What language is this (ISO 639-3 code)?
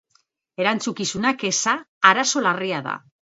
eus